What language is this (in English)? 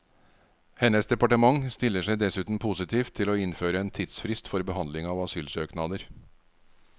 Norwegian